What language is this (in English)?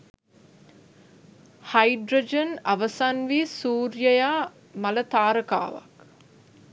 Sinhala